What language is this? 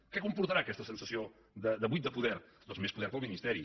Catalan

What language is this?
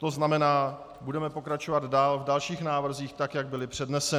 Czech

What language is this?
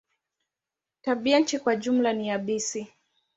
Swahili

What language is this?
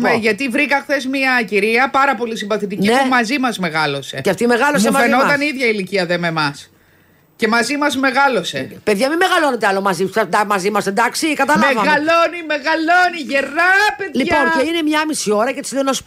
Greek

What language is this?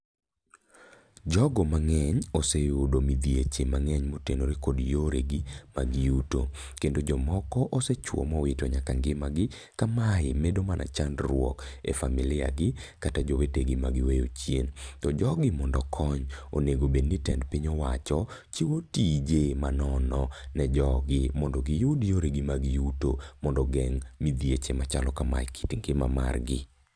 Luo (Kenya and Tanzania)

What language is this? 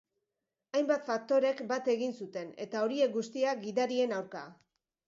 Basque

